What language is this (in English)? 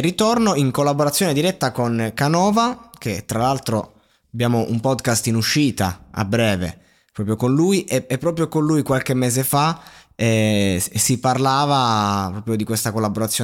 Italian